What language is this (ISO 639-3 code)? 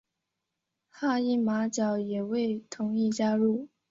zho